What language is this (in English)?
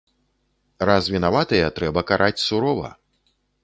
Belarusian